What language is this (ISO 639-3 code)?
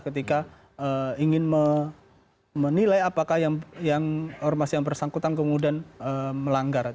ind